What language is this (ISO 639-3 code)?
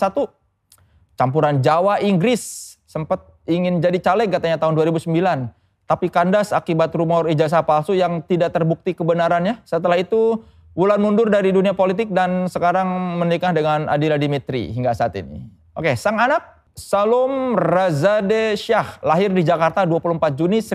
ind